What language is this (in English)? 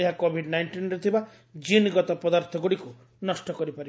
Odia